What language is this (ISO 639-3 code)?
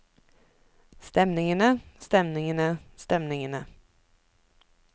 nor